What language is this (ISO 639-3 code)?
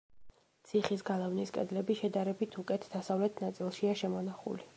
kat